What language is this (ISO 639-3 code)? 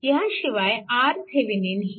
mar